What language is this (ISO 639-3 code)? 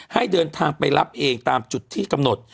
tha